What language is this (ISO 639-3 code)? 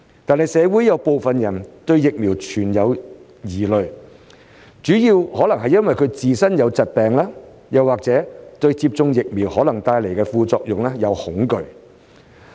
yue